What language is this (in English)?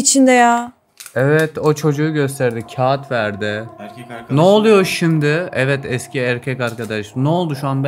Turkish